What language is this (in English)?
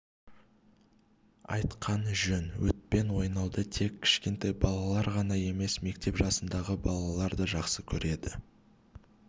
Kazakh